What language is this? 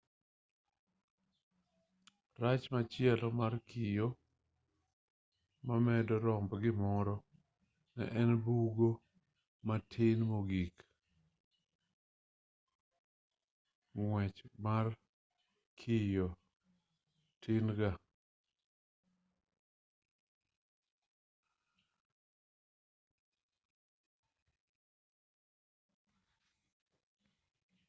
Luo (Kenya and Tanzania)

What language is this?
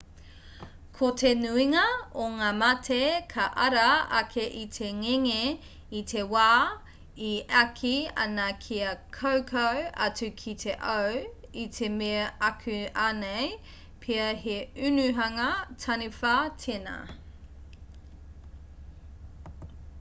Māori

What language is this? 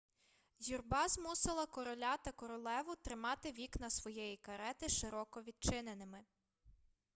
Ukrainian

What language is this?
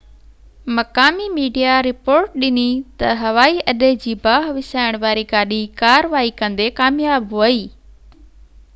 Sindhi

